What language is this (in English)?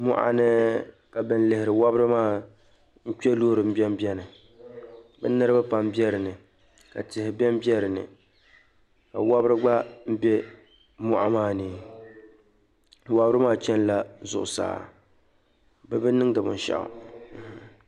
Dagbani